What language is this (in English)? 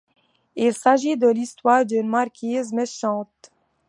French